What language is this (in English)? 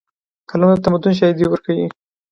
Pashto